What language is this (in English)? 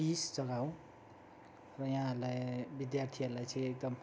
Nepali